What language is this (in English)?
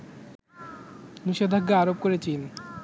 Bangla